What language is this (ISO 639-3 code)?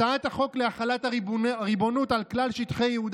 heb